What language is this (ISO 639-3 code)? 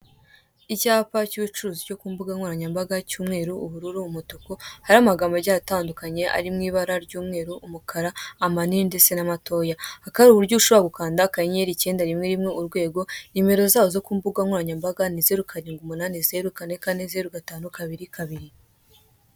kin